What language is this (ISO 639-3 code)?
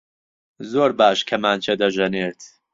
ckb